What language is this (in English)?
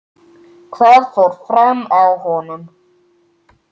Icelandic